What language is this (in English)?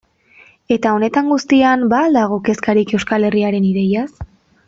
Basque